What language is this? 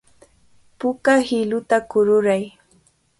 Cajatambo North Lima Quechua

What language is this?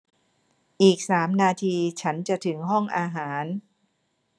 Thai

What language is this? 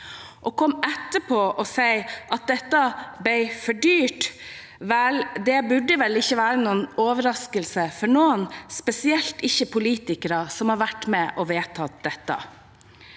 Norwegian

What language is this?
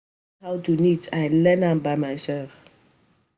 Nigerian Pidgin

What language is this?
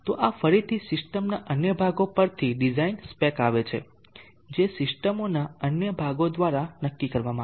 Gujarati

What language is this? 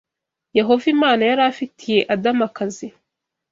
Kinyarwanda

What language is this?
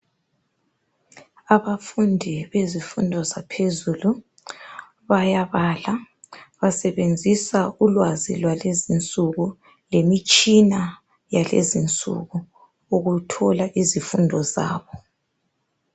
North Ndebele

